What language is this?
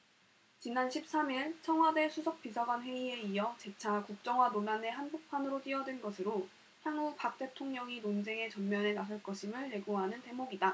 Korean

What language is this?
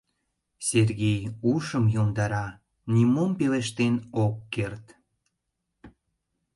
Mari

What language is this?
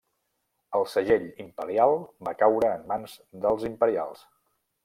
Catalan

